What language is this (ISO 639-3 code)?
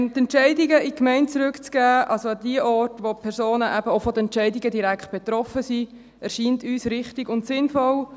gsw